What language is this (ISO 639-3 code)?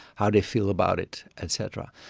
eng